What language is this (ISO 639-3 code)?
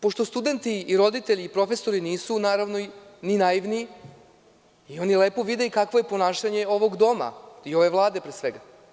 srp